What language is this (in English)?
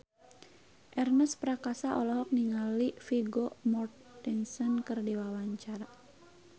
Sundanese